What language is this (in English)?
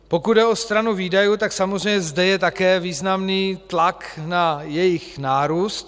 Czech